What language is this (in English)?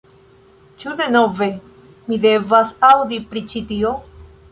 Esperanto